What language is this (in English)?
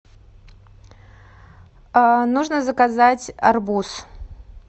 Russian